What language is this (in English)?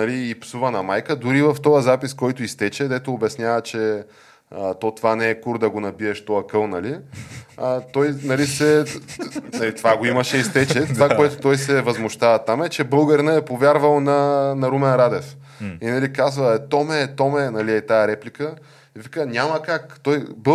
Bulgarian